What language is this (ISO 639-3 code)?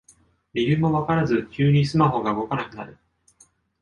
jpn